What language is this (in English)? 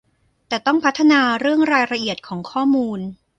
Thai